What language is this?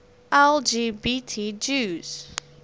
English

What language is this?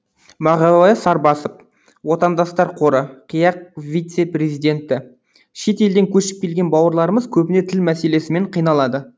Kazakh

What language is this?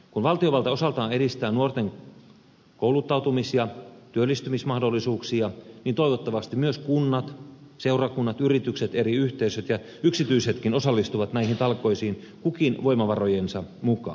Finnish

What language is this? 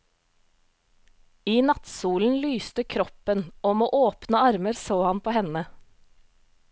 Norwegian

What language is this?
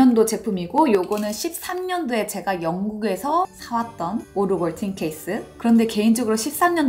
Korean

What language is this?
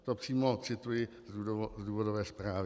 Czech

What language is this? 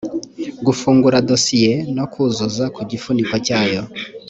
Kinyarwanda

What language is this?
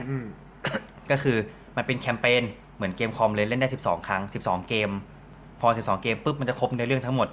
Thai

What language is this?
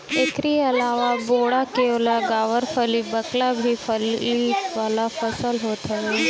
Bhojpuri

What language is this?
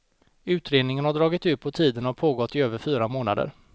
Swedish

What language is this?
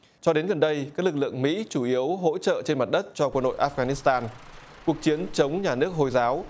Vietnamese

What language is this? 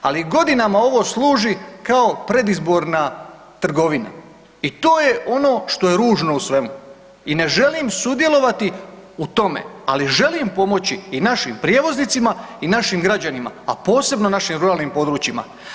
Croatian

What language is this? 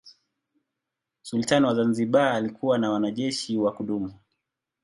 Swahili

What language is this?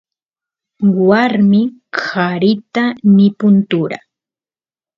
Santiago del Estero Quichua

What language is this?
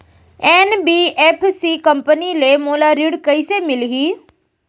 Chhattisgarhi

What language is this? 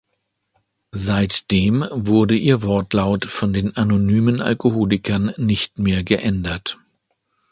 German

